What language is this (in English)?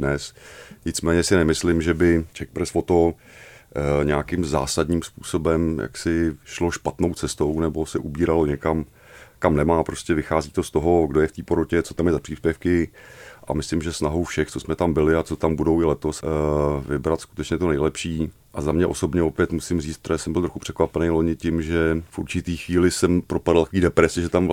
Czech